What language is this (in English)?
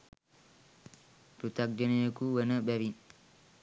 Sinhala